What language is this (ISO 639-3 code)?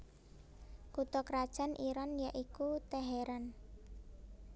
jav